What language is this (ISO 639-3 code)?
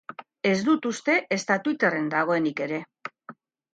eus